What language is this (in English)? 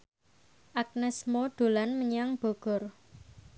Javanese